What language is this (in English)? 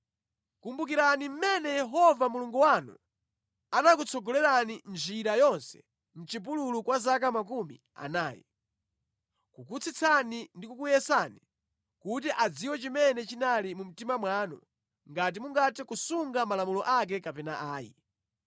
Nyanja